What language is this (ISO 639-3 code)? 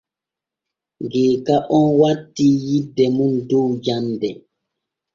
fue